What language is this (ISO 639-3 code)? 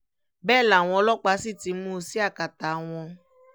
yor